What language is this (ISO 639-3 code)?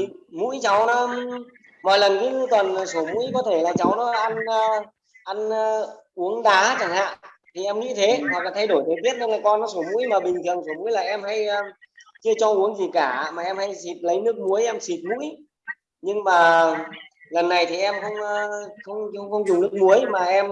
vie